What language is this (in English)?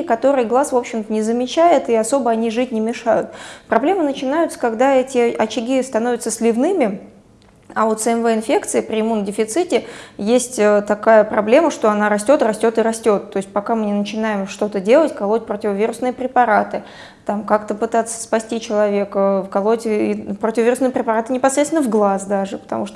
Russian